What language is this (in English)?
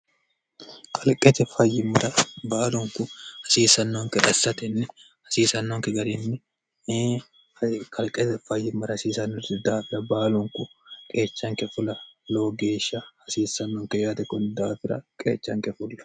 Sidamo